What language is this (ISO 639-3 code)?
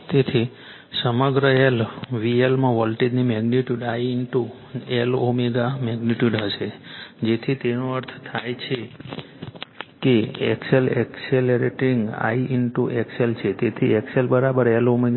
guj